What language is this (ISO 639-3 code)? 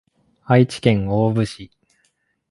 jpn